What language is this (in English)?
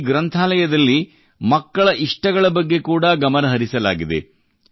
Kannada